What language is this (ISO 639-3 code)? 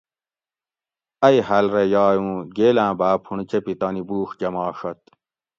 gwc